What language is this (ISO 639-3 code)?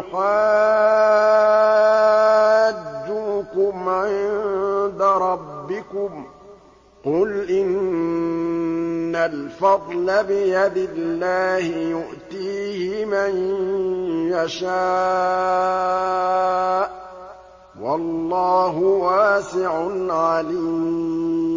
ara